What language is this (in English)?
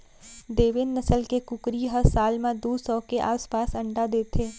Chhattisgarhi